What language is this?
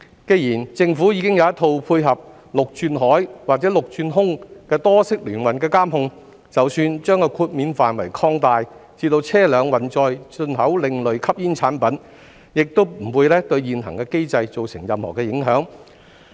Cantonese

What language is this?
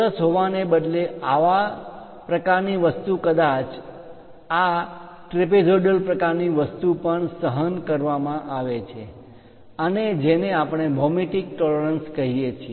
Gujarati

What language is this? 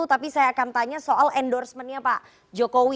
Indonesian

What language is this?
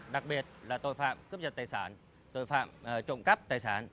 Vietnamese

